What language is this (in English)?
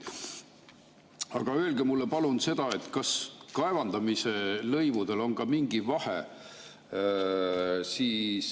Estonian